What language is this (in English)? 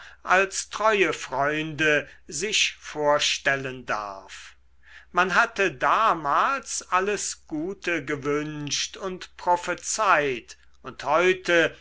German